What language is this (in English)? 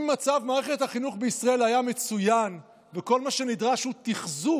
Hebrew